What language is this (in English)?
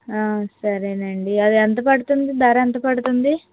Telugu